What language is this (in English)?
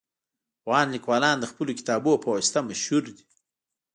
Pashto